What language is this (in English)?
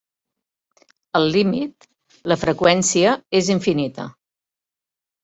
Catalan